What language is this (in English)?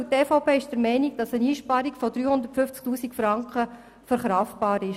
Swiss German